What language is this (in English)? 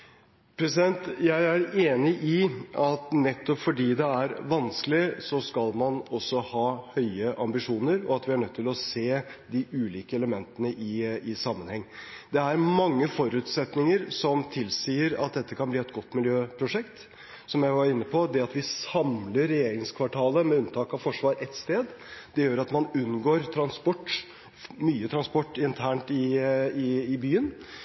Norwegian Bokmål